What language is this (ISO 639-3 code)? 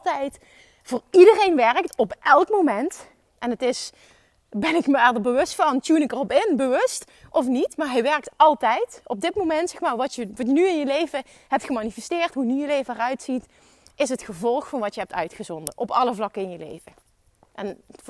nld